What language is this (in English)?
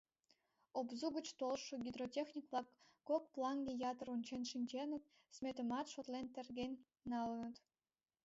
Mari